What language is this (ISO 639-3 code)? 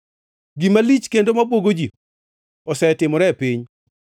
luo